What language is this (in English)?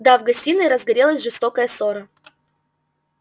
Russian